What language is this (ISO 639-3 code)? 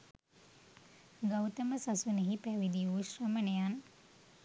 sin